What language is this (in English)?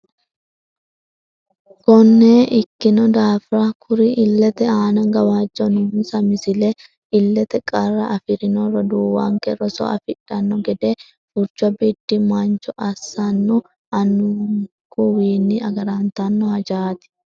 Sidamo